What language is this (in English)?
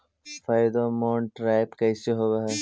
Magahi